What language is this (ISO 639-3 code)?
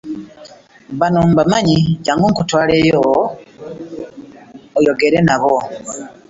lug